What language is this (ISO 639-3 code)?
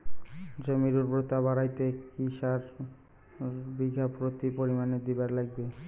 ben